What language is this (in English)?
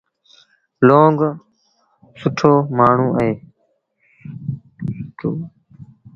Sindhi Bhil